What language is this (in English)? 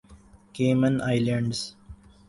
Urdu